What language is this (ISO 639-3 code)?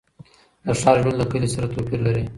pus